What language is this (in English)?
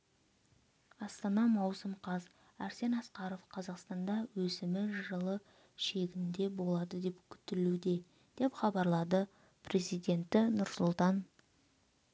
Kazakh